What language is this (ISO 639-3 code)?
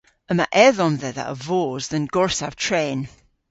cor